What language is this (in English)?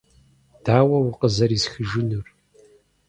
Kabardian